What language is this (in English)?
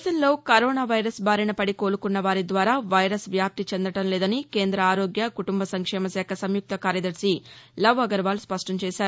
Telugu